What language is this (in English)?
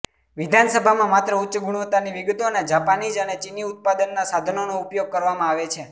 Gujarati